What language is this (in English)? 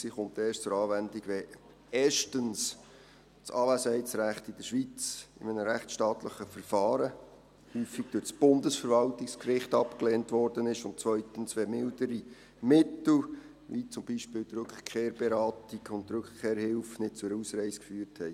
Swiss German